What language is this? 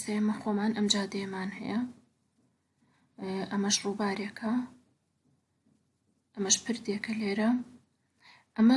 Kurdish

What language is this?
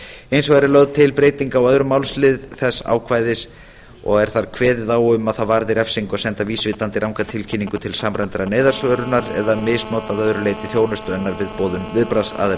Icelandic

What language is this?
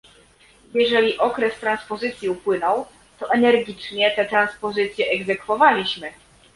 Polish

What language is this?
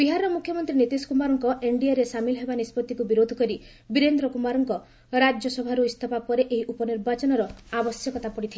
Odia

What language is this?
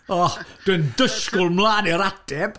Welsh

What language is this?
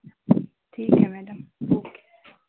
Hindi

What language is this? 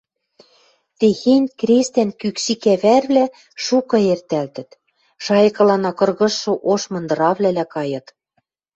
Western Mari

